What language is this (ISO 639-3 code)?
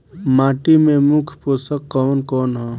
bho